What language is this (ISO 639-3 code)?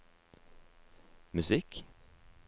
nor